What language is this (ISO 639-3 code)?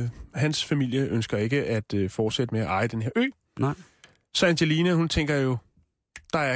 dan